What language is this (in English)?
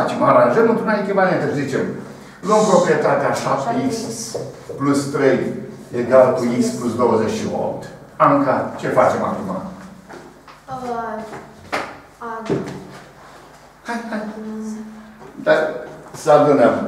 Romanian